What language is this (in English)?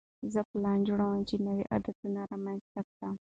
Pashto